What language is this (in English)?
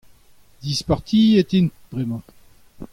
Breton